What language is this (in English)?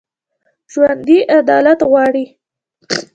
Pashto